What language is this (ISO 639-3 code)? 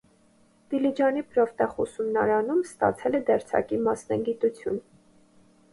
hye